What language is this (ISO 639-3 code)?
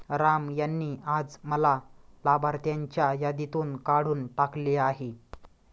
mar